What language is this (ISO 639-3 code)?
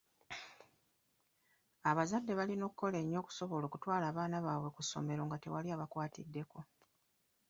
lug